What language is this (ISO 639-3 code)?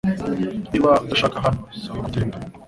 kin